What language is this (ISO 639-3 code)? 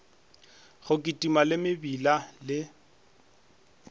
nso